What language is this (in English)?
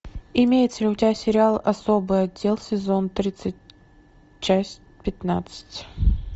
Russian